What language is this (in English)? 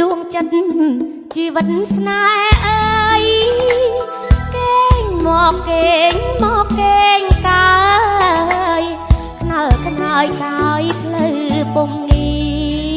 Indonesian